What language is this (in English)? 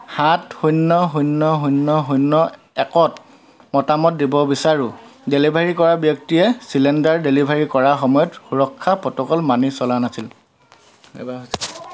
Assamese